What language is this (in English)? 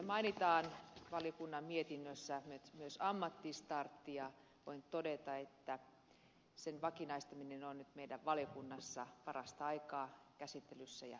Finnish